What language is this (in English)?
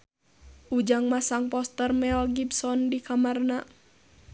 Sundanese